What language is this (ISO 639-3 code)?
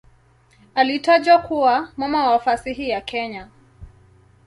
swa